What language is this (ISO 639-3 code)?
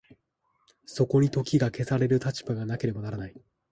jpn